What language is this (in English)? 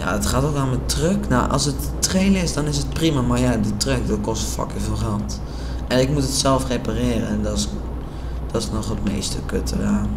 Dutch